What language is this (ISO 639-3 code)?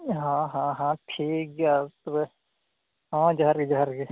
sat